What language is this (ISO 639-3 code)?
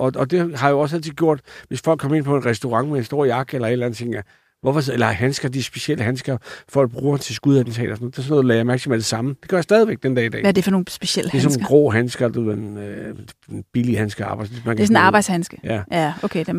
dan